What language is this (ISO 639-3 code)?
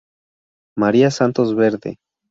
spa